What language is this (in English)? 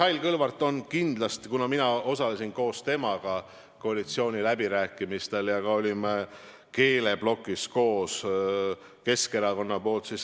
Estonian